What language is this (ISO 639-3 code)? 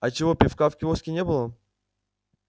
rus